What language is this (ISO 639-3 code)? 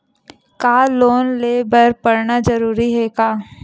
hne